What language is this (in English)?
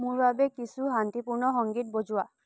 Assamese